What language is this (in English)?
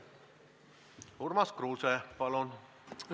Estonian